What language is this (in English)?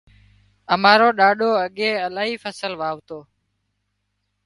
Wadiyara Koli